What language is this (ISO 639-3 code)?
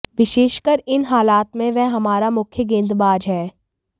hin